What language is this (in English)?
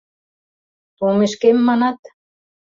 Mari